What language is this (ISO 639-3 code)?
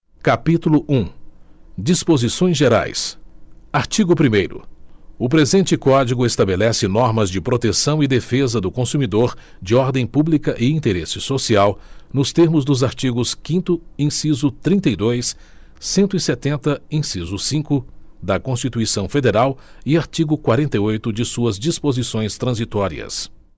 por